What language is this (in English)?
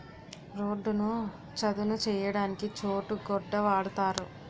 Telugu